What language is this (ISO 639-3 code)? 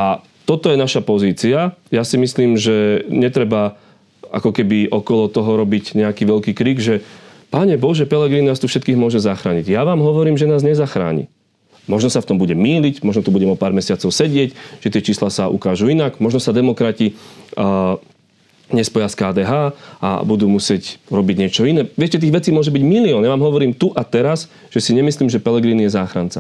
slk